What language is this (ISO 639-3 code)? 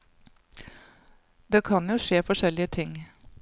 nor